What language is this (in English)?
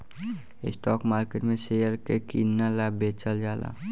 Bhojpuri